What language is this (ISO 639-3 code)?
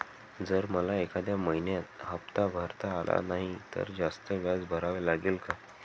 mar